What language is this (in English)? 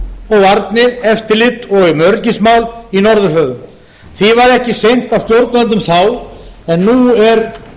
Icelandic